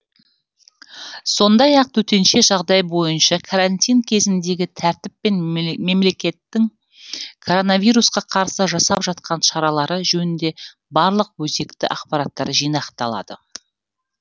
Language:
Kazakh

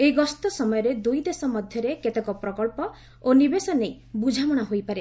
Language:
Odia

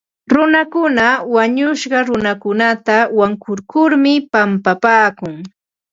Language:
Ambo-Pasco Quechua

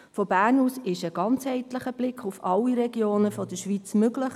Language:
Swiss German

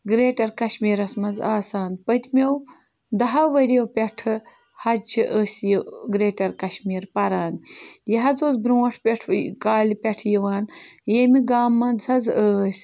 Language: Kashmiri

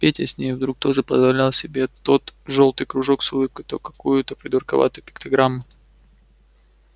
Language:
Russian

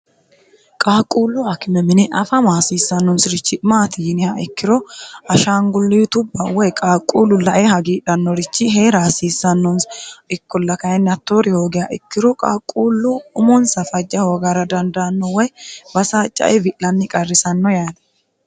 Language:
Sidamo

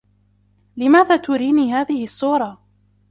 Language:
Arabic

